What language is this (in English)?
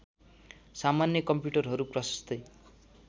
Nepali